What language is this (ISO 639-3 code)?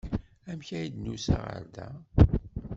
kab